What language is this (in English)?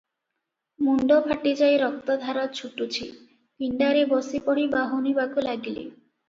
Odia